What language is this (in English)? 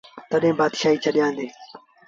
Sindhi Bhil